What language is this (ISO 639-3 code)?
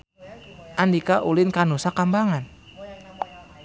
sun